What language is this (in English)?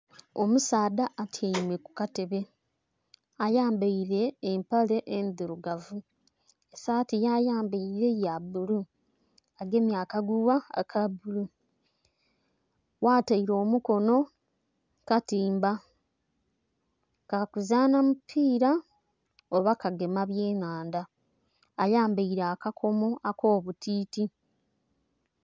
Soga